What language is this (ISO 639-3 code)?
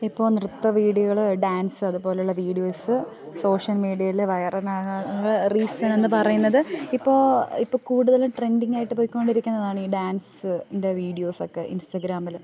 mal